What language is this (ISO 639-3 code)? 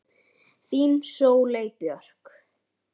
isl